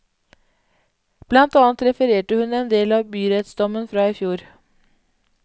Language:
Norwegian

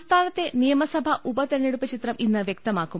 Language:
Malayalam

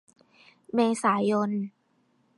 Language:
Thai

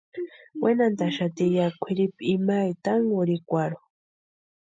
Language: Western Highland Purepecha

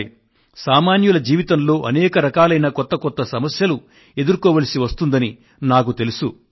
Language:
Telugu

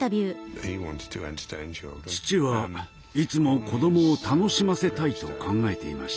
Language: Japanese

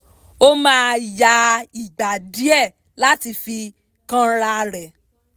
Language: Yoruba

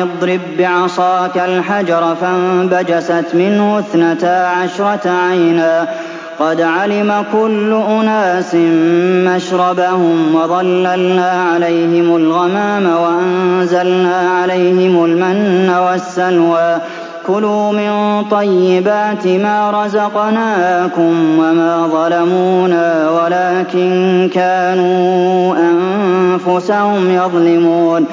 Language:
Arabic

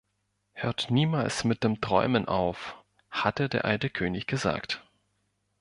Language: German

